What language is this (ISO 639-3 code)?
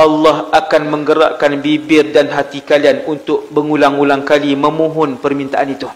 msa